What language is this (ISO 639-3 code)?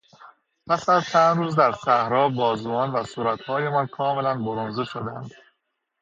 fas